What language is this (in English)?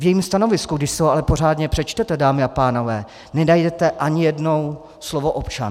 Czech